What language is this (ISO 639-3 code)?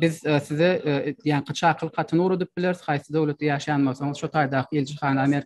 tur